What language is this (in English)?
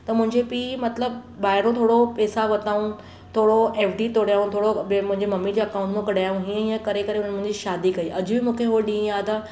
Sindhi